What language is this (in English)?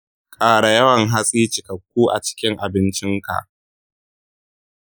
Hausa